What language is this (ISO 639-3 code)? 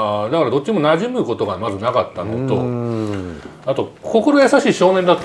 jpn